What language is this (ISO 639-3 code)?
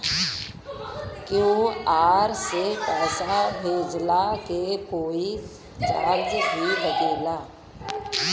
bho